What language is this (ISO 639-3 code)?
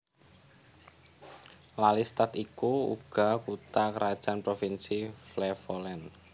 jav